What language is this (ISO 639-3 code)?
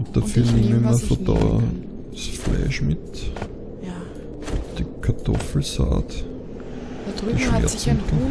deu